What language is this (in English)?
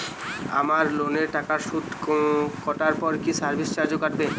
Bangla